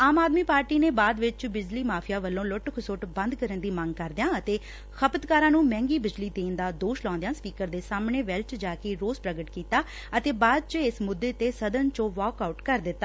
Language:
Punjabi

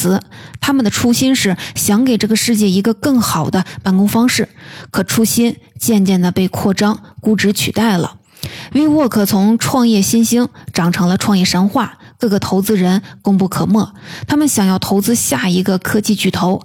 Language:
Chinese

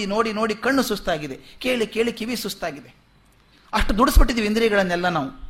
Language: Kannada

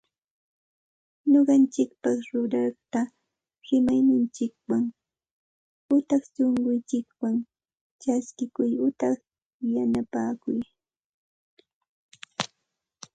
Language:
Santa Ana de Tusi Pasco Quechua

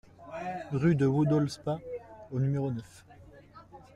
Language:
French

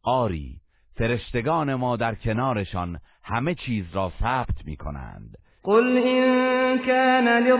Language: Persian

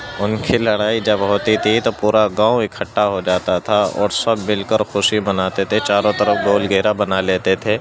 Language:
Urdu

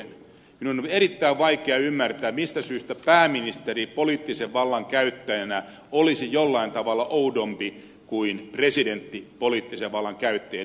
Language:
Finnish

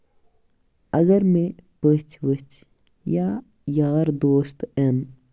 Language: Kashmiri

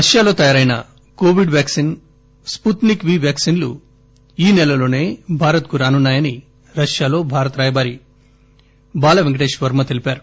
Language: Telugu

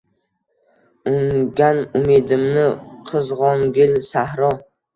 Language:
Uzbek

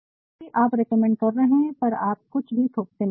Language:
Hindi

